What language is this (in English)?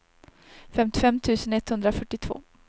Swedish